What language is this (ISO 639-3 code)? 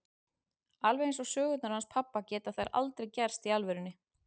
isl